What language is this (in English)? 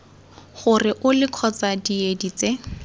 Tswana